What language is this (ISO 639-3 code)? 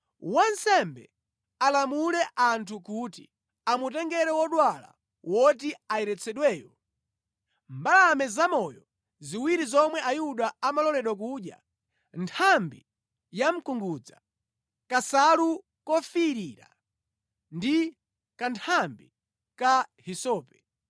nya